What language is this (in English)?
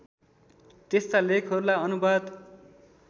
Nepali